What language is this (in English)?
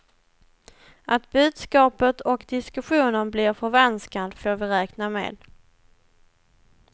Swedish